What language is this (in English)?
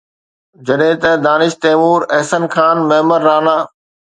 Sindhi